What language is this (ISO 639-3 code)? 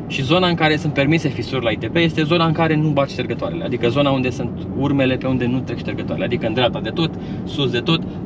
ron